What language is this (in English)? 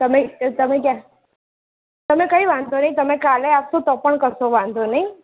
Gujarati